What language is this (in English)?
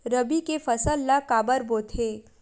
Chhattisgarhi